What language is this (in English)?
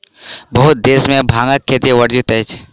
Maithili